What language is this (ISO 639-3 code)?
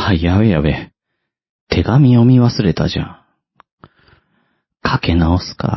jpn